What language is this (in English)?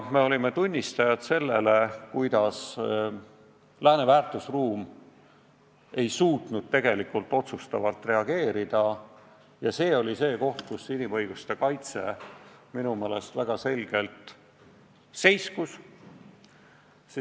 Estonian